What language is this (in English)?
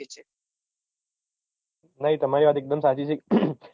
Gujarati